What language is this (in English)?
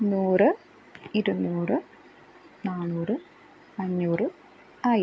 Malayalam